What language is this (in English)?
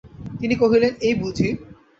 Bangla